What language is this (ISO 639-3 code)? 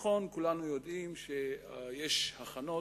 heb